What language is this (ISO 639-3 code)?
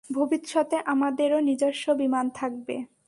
ben